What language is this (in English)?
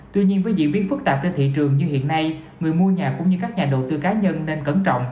Vietnamese